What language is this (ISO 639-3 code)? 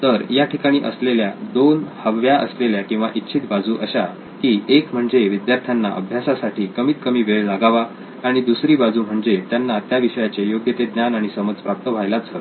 mar